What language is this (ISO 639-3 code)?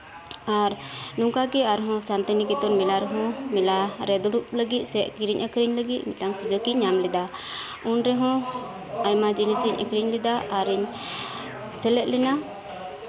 sat